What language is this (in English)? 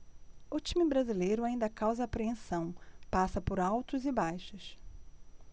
Portuguese